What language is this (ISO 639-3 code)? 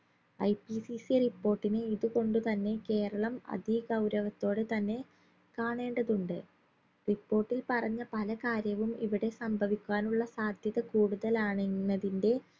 mal